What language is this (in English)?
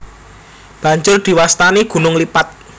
Javanese